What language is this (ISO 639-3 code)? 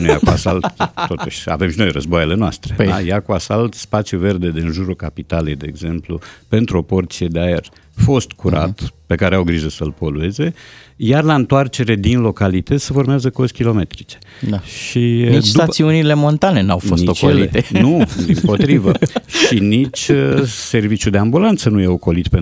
ron